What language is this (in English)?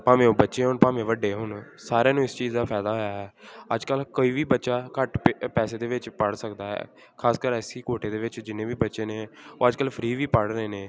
Punjabi